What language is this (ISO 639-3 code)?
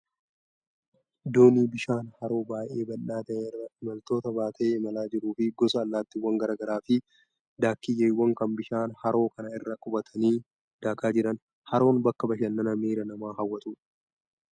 orm